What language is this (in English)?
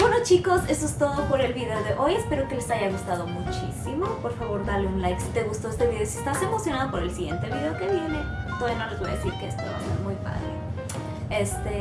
Spanish